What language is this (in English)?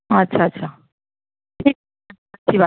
Urdu